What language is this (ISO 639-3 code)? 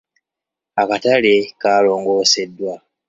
lug